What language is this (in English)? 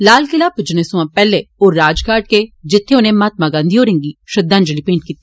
Dogri